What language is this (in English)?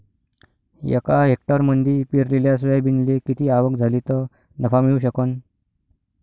Marathi